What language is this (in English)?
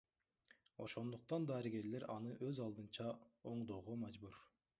Kyrgyz